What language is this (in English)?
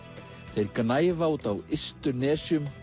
Icelandic